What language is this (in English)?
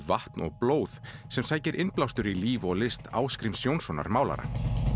Icelandic